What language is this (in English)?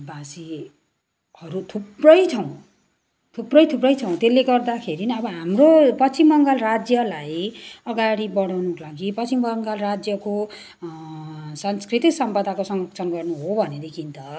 Nepali